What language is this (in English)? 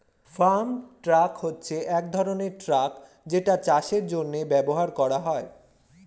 Bangla